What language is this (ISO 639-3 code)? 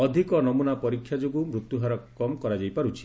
ori